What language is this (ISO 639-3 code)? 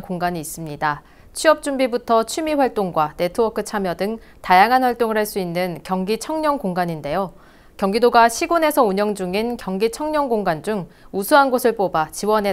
kor